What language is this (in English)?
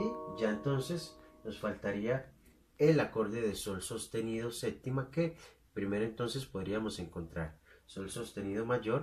Spanish